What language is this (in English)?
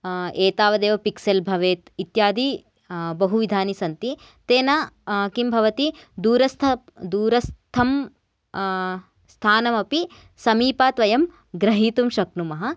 Sanskrit